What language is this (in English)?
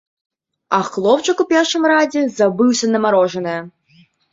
Belarusian